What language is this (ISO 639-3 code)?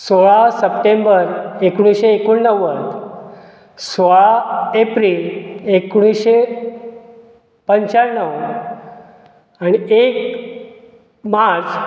kok